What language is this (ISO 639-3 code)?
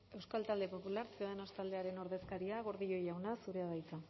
eus